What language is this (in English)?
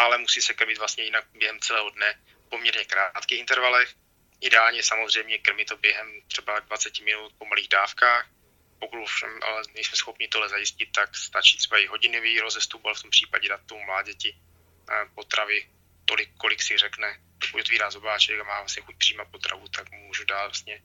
Czech